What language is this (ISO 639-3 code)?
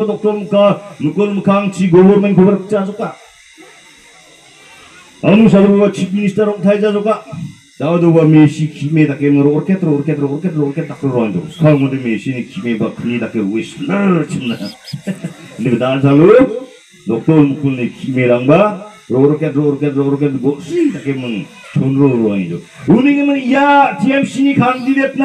kor